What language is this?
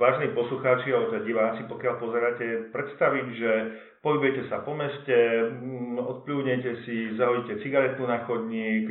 Slovak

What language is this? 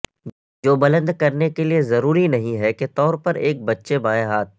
Urdu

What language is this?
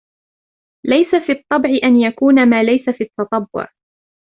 Arabic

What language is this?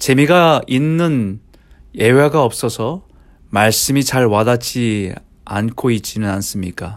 Korean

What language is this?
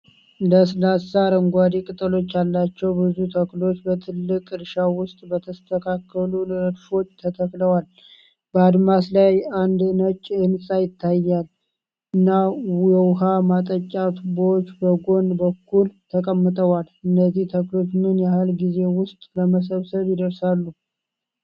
Amharic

